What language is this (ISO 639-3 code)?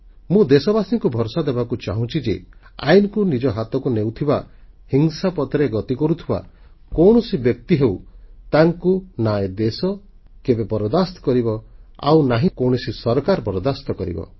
ori